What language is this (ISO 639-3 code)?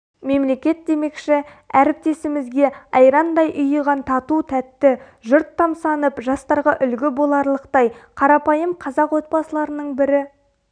kaz